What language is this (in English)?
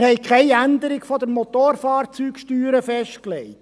Swiss German